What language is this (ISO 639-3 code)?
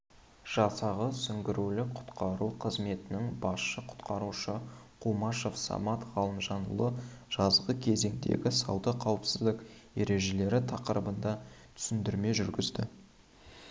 kaz